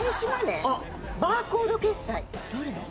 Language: Japanese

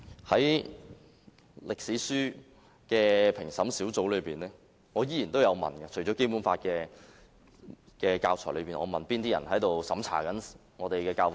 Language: Cantonese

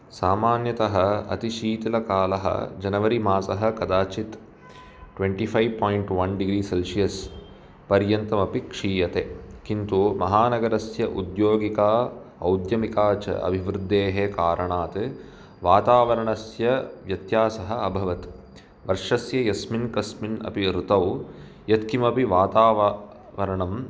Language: Sanskrit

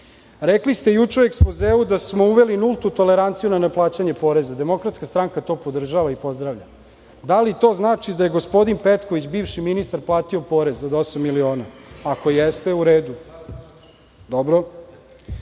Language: Serbian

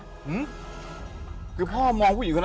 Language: Thai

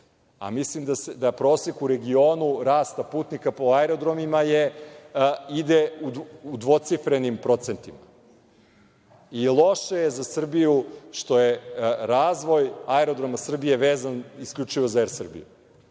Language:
Serbian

